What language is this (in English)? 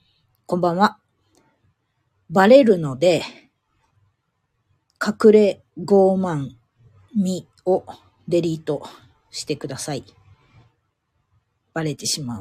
Japanese